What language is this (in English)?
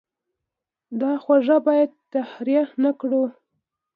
Pashto